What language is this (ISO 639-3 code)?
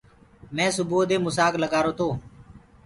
ggg